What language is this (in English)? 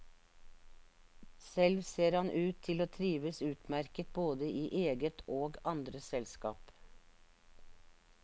Norwegian